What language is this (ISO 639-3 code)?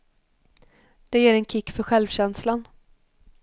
swe